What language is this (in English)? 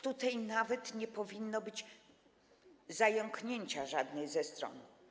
Polish